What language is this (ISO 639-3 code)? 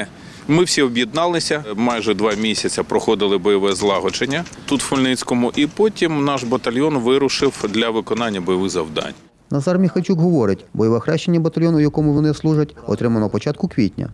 ukr